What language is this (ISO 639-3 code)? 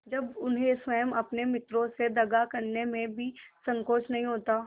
hin